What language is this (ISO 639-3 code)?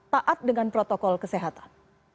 ind